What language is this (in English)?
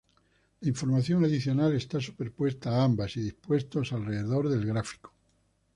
Spanish